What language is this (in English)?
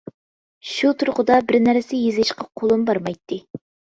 Uyghur